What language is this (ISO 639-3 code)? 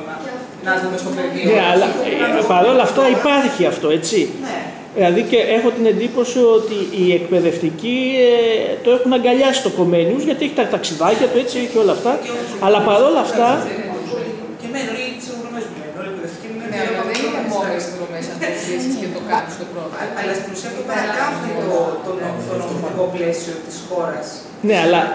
ell